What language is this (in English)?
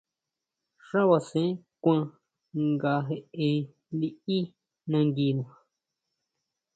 Huautla Mazatec